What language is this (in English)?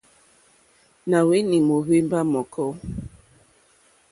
Mokpwe